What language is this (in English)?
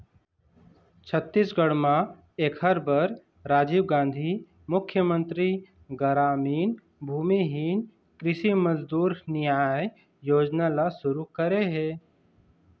Chhattisgarhi